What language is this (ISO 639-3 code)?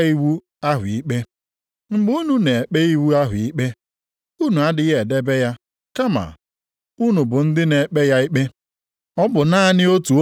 ibo